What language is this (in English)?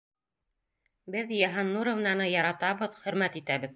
Bashkir